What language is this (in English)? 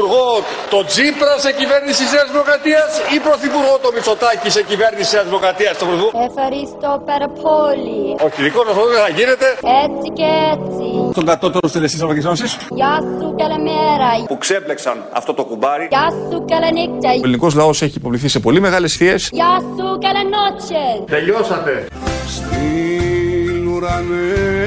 Greek